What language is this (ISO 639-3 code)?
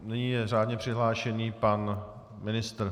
ces